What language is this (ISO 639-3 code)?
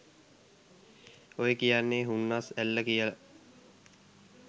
sin